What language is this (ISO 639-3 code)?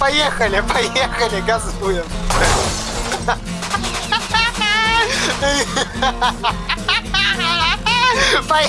rus